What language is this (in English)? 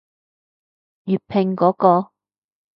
Cantonese